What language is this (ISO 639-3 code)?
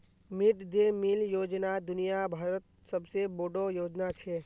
mag